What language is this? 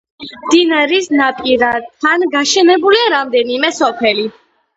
Georgian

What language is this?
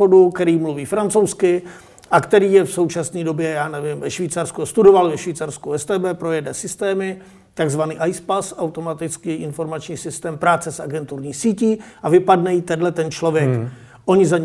Czech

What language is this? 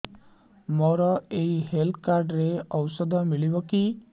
Odia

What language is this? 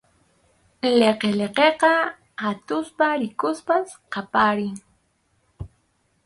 Arequipa-La Unión Quechua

